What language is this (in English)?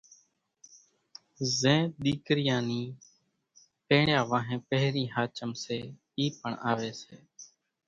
Kachi Koli